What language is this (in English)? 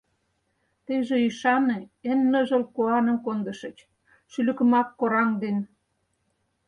Mari